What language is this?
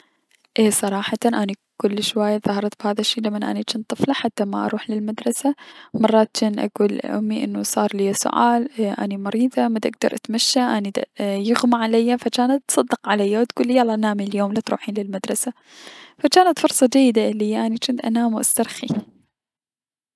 Mesopotamian Arabic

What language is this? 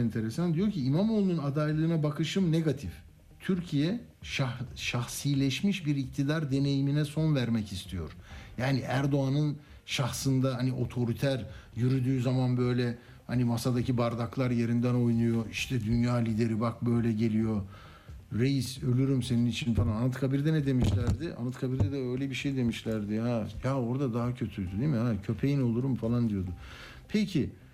Turkish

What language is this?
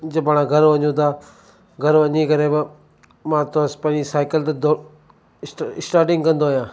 Sindhi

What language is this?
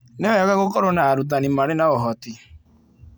Kikuyu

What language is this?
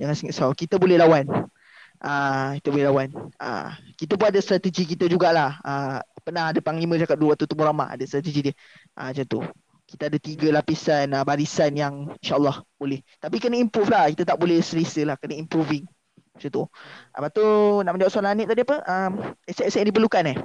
Malay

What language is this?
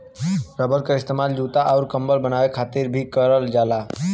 Bhojpuri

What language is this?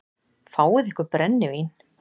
Icelandic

